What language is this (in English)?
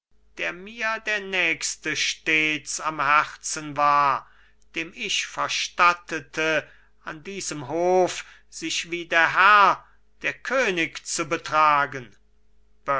German